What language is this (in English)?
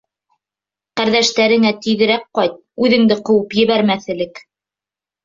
Bashkir